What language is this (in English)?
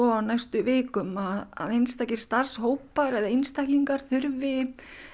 Icelandic